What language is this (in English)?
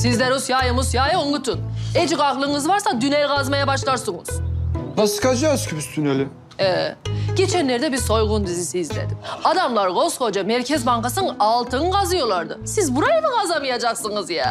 Turkish